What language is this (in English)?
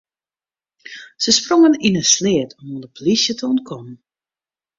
Western Frisian